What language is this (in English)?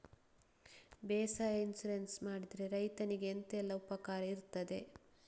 Kannada